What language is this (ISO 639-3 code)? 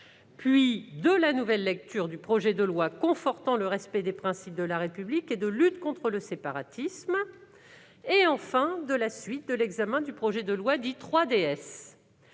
fra